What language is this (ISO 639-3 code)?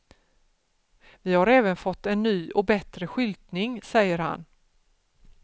swe